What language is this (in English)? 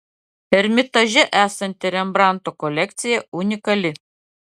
Lithuanian